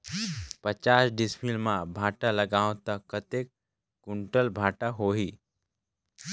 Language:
Chhattisgarhi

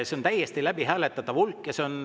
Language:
Estonian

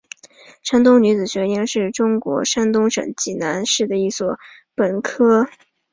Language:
Chinese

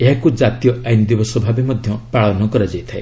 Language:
Odia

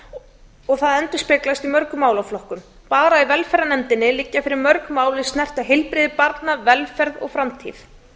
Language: Icelandic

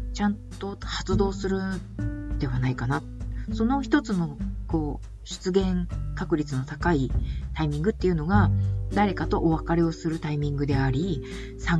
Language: Japanese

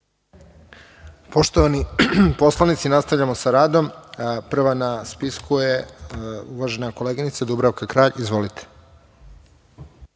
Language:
Serbian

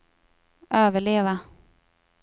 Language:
Swedish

